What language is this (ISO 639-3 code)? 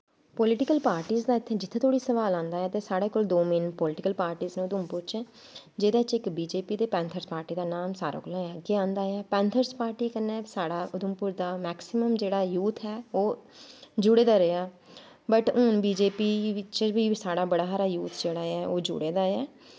doi